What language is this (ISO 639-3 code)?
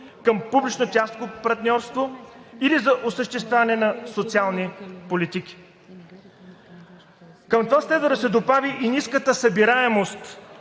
bul